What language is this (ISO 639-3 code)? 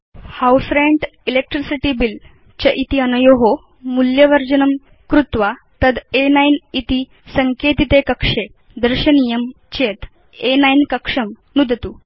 san